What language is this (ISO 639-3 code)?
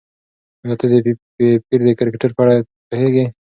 pus